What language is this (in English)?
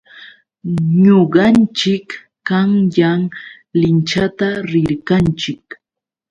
Yauyos Quechua